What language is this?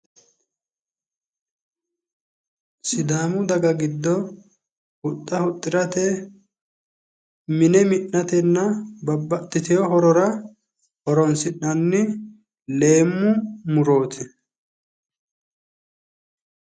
Sidamo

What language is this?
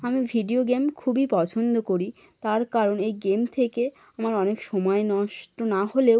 Bangla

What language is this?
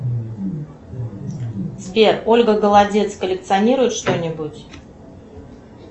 Russian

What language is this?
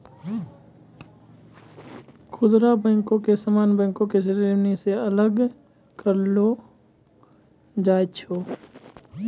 Maithili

